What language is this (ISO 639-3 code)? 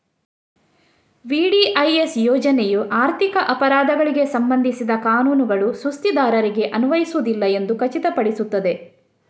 kan